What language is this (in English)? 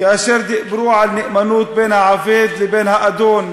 Hebrew